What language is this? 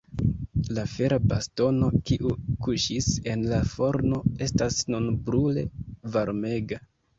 Esperanto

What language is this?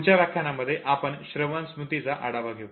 Marathi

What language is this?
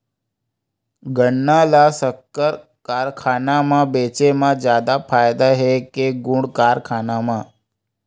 Chhattisgarhi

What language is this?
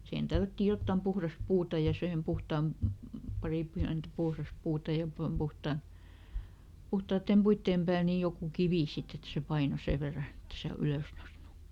Finnish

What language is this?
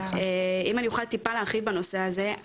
Hebrew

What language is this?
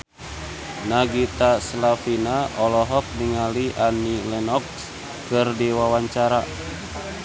Sundanese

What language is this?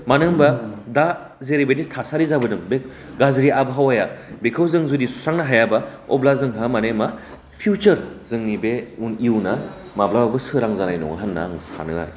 Bodo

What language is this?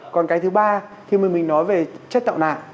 Vietnamese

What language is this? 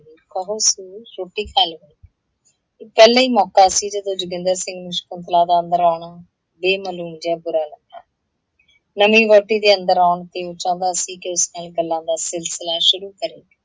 Punjabi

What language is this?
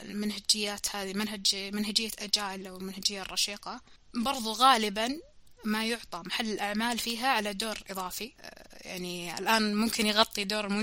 Arabic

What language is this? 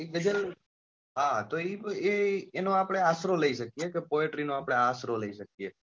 Gujarati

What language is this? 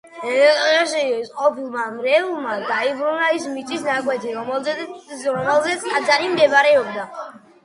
Georgian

